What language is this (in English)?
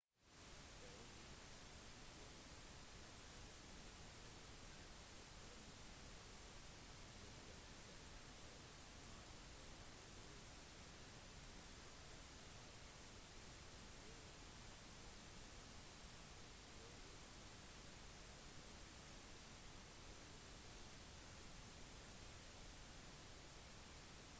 Norwegian Bokmål